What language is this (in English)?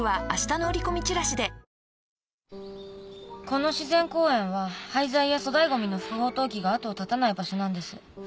Japanese